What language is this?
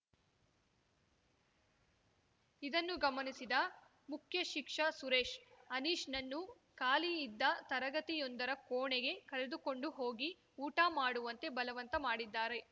Kannada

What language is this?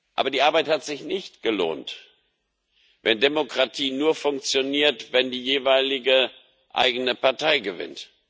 German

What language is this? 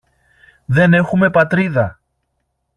Greek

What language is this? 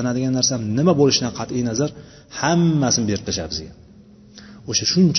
Bulgarian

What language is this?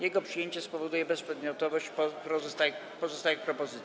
Polish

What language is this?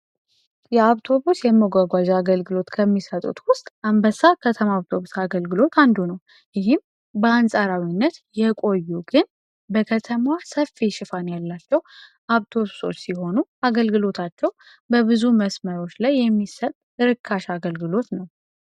Amharic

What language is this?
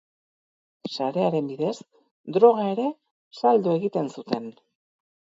Basque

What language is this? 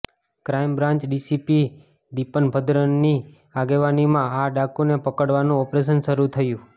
Gujarati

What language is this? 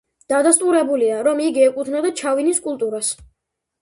Georgian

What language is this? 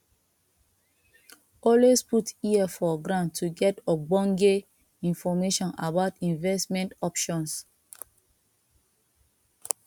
Nigerian Pidgin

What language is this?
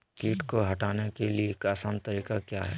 Magahi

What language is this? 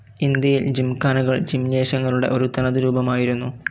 Malayalam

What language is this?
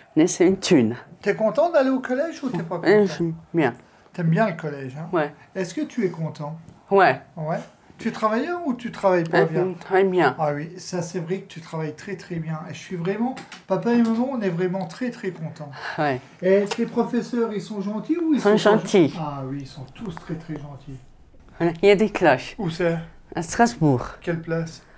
French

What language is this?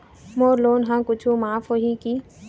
Chhattisgarhi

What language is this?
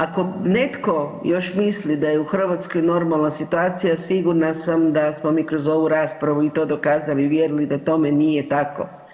Croatian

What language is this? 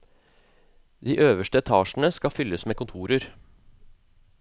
Norwegian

